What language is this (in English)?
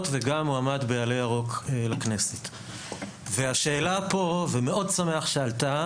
Hebrew